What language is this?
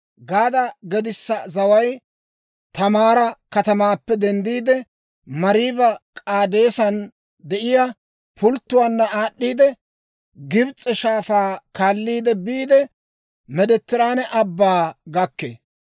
Dawro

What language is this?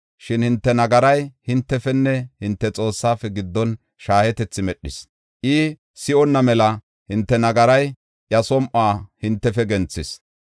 Gofa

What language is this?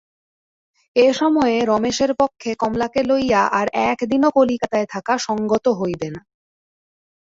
Bangla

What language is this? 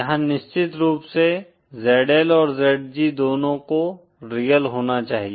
Hindi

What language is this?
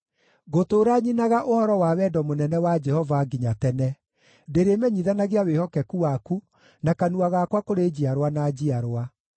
Kikuyu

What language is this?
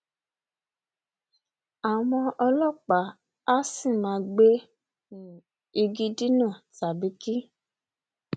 Yoruba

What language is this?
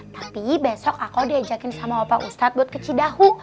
Indonesian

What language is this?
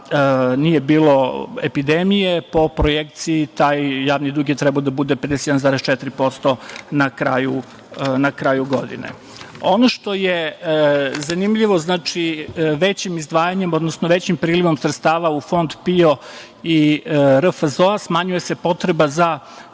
Serbian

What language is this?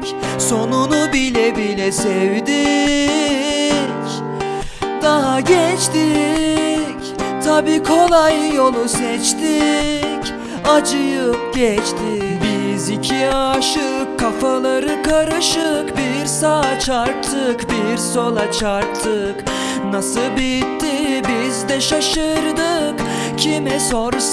Turkish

